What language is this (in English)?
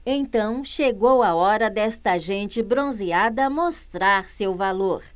Portuguese